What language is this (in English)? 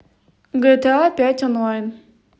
Russian